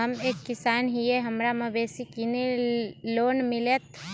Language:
Magahi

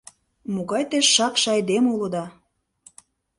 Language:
Mari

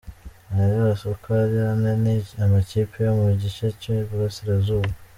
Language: Kinyarwanda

